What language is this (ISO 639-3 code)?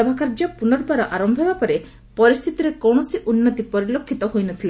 ori